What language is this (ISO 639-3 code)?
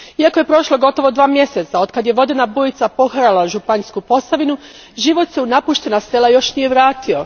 hrv